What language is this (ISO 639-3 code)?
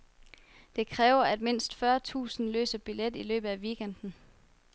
dan